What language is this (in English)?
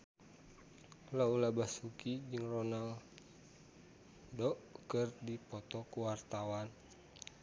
Sundanese